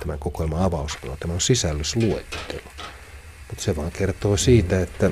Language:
Finnish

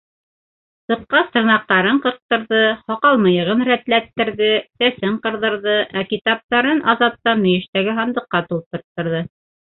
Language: Bashkir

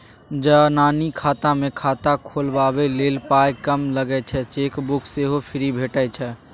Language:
Maithili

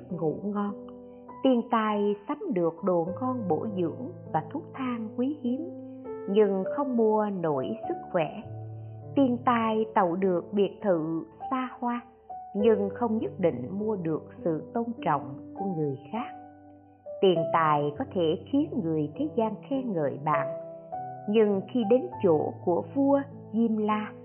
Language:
Vietnamese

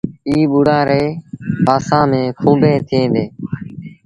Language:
Sindhi Bhil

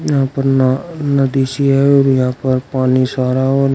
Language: Hindi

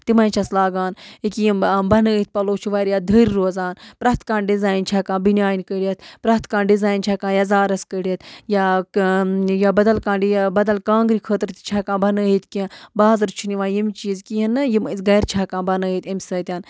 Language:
Kashmiri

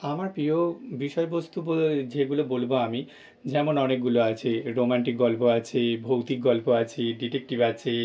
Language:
Bangla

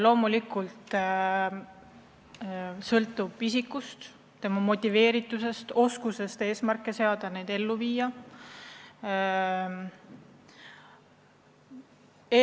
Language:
Estonian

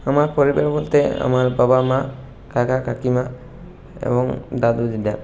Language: Bangla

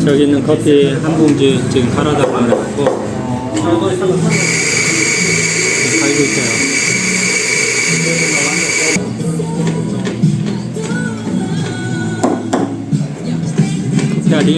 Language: Korean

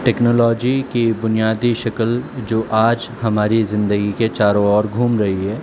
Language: Urdu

